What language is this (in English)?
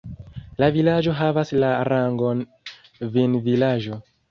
Esperanto